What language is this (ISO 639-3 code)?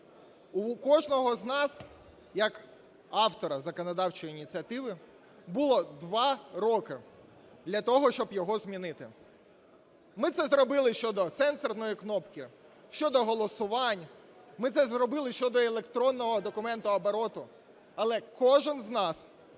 ukr